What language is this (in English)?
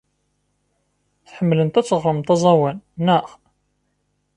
Kabyle